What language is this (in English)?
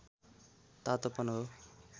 Nepali